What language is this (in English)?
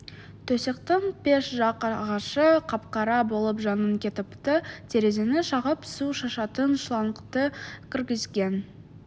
Kazakh